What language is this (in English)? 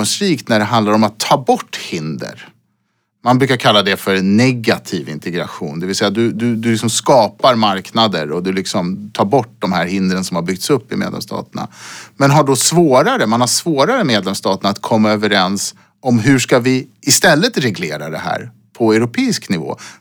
Swedish